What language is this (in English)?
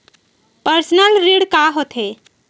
Chhattisgarhi